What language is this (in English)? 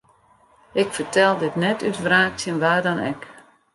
Western Frisian